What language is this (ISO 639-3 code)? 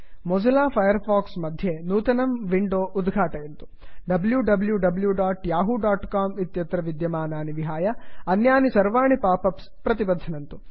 san